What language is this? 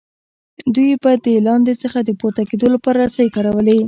Pashto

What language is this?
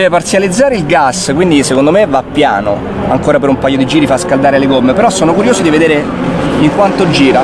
Italian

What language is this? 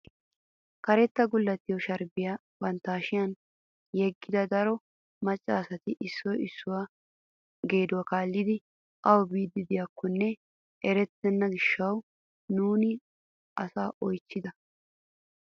Wolaytta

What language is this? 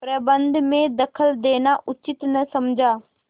Hindi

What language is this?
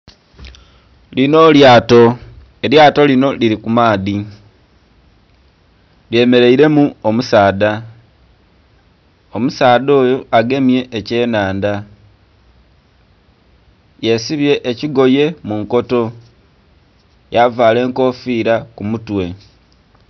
Soga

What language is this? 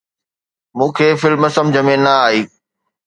Sindhi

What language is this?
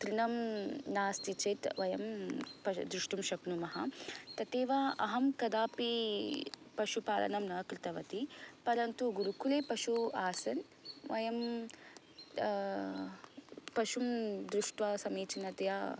Sanskrit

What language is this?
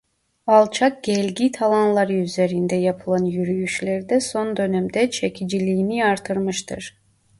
Turkish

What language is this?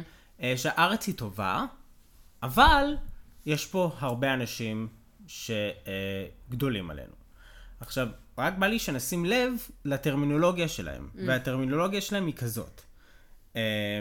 Hebrew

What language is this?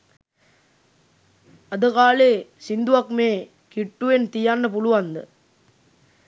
Sinhala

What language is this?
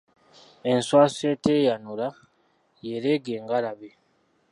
Ganda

